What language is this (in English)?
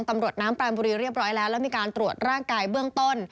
Thai